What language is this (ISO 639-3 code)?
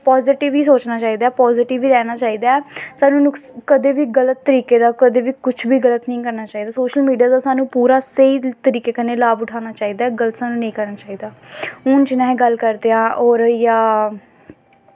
doi